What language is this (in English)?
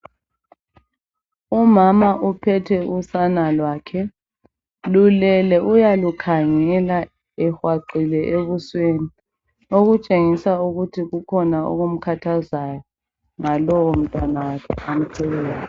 North Ndebele